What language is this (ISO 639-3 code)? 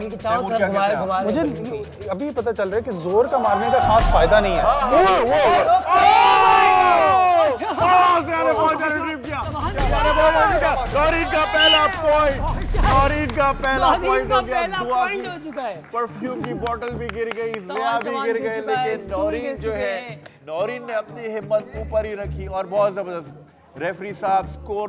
hin